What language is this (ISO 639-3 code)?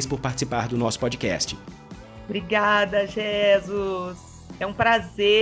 por